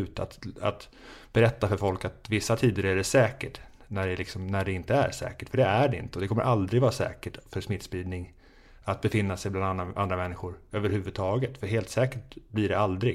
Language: Swedish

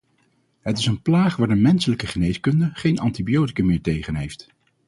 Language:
Dutch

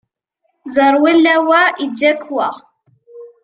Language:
Kabyle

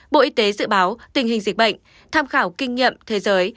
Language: Vietnamese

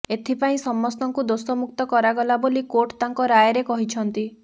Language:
Odia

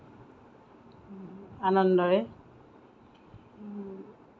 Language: Assamese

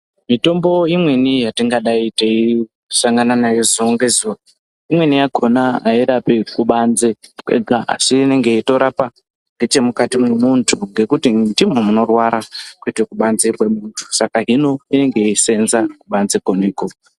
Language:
Ndau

